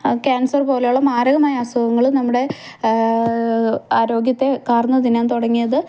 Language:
Malayalam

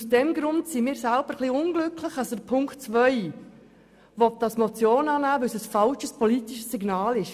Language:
Swiss German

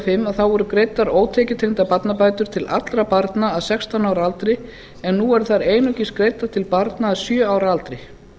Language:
Icelandic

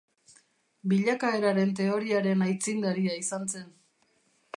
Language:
Basque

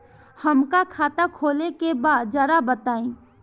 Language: Bhojpuri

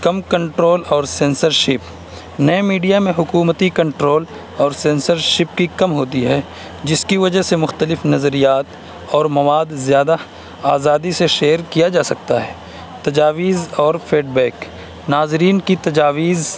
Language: Urdu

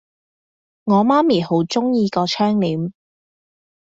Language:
Cantonese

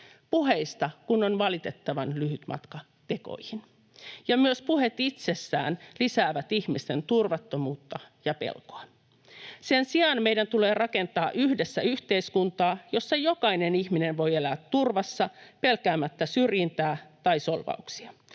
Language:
Finnish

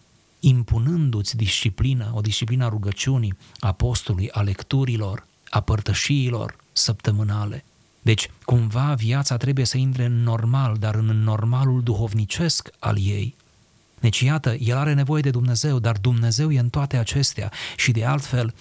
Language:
Romanian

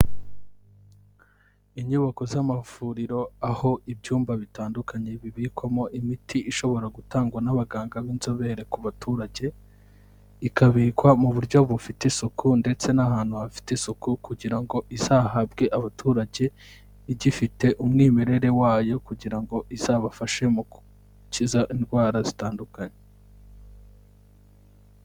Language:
Kinyarwanda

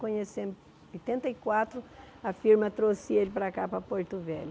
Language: Portuguese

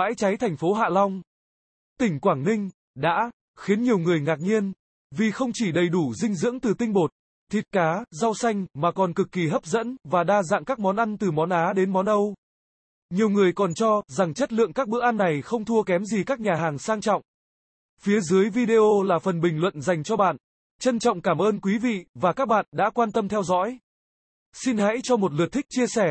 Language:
Vietnamese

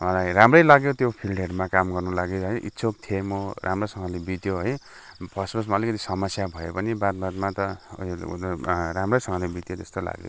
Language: Nepali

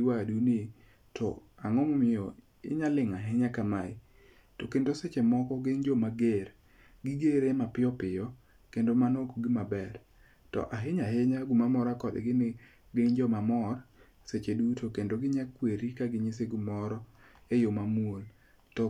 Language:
Luo (Kenya and Tanzania)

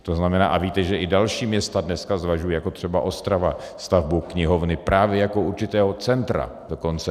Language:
Czech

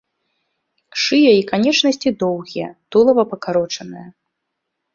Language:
Belarusian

